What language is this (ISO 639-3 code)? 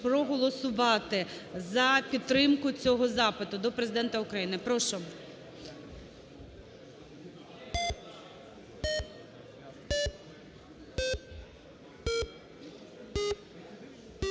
ukr